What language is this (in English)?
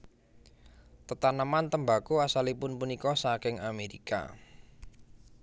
Javanese